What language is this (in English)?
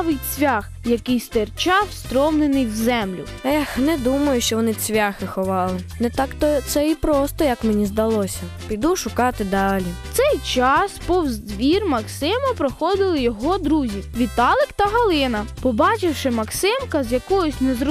Ukrainian